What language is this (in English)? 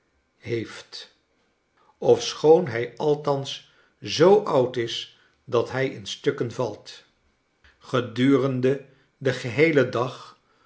Dutch